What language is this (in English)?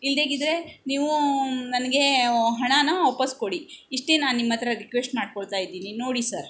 Kannada